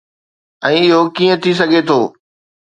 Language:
Sindhi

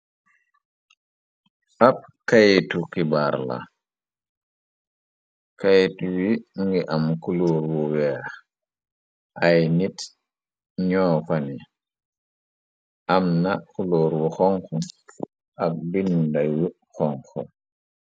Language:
Wolof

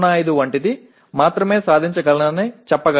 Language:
Telugu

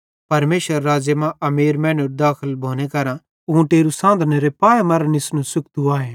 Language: Bhadrawahi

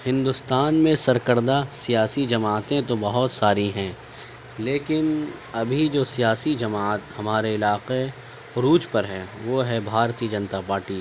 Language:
Urdu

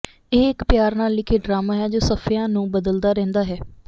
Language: Punjabi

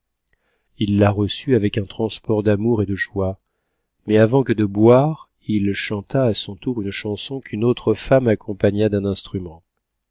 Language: French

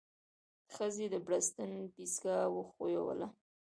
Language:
Pashto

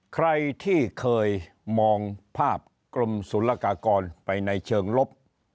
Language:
Thai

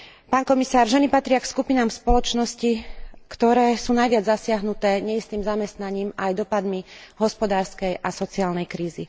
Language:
Slovak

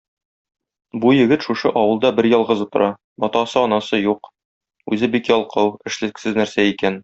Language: Tatar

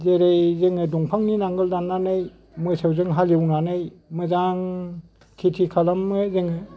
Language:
Bodo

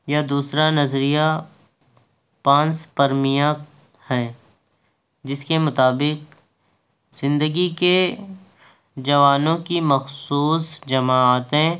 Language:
Urdu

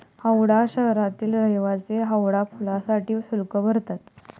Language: Marathi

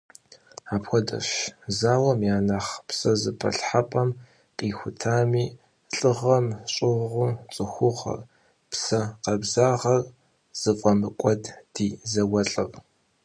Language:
Kabardian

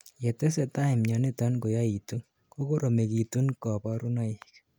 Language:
Kalenjin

